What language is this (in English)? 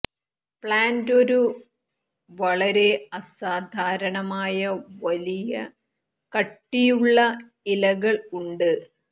Malayalam